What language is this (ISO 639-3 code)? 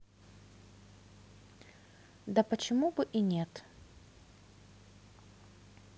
rus